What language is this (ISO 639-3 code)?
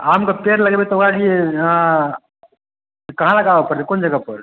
mai